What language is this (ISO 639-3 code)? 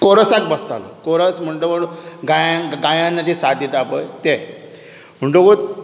kok